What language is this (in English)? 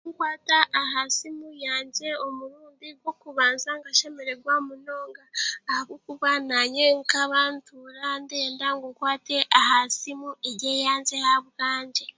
Chiga